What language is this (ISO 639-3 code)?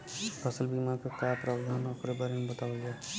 bho